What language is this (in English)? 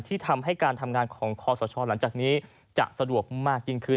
Thai